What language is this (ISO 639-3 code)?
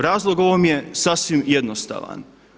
hrv